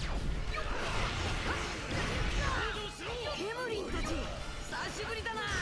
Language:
Indonesian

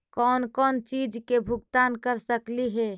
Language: Magahi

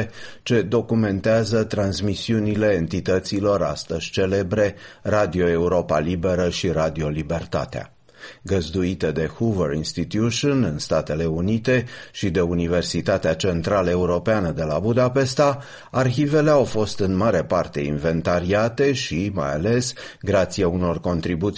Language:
Romanian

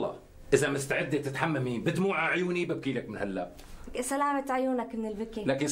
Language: Arabic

